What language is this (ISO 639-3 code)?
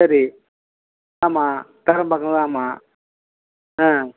tam